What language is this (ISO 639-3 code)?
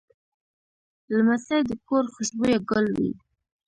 pus